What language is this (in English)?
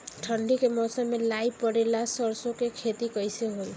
Bhojpuri